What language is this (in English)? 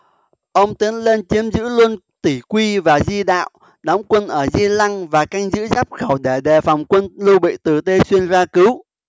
Vietnamese